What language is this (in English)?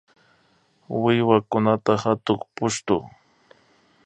Imbabura Highland Quichua